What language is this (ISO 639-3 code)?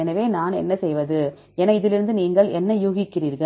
tam